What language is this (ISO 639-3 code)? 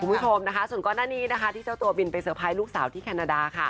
tha